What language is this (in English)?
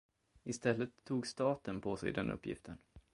Swedish